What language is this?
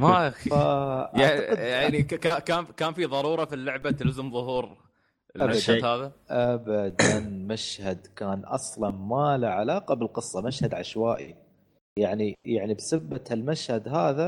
Arabic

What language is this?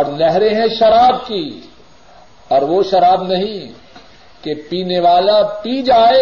Urdu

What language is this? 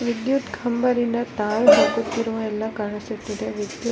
Kannada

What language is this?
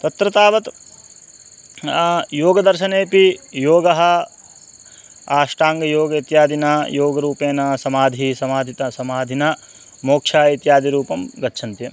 Sanskrit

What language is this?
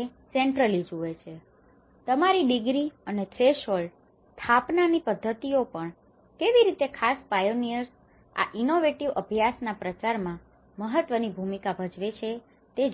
Gujarati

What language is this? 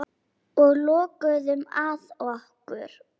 Icelandic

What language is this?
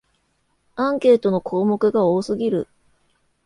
Japanese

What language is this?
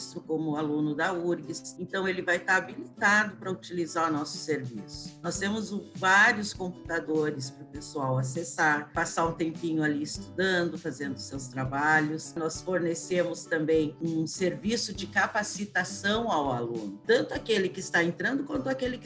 Portuguese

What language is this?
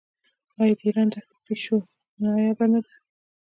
Pashto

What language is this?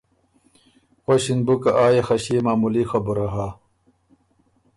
Ormuri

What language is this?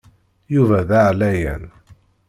Kabyle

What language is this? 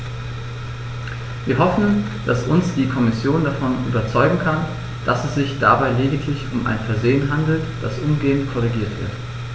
German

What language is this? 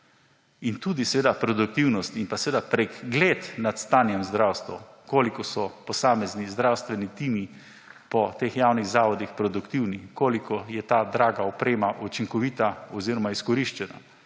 Slovenian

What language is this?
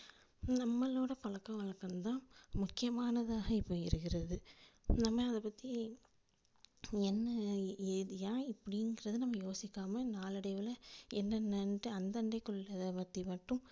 Tamil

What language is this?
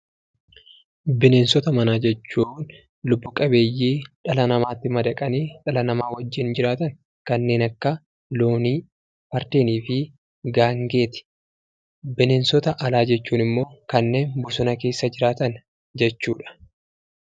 Oromo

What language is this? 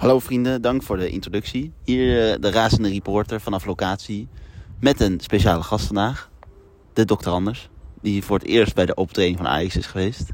Dutch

